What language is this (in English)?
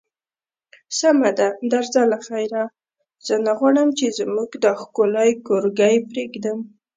Pashto